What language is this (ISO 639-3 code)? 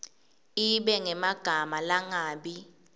ssw